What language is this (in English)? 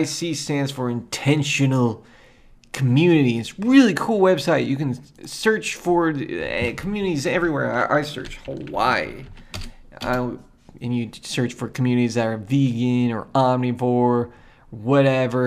English